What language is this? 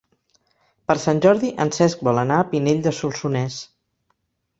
Catalan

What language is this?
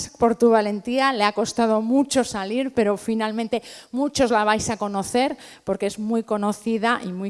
Spanish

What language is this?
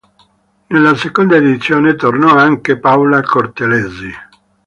Italian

